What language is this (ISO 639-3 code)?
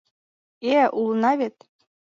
chm